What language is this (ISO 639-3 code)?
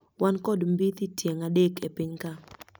luo